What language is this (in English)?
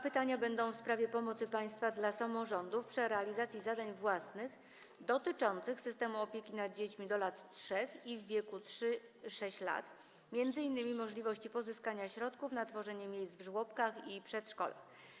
Polish